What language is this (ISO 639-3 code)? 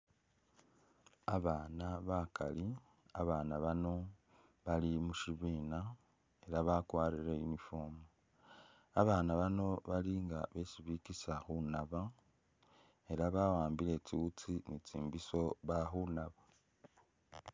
myx